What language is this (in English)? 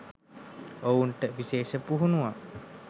Sinhala